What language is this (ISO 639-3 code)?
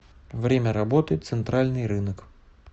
rus